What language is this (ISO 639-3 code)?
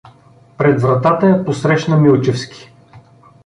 bul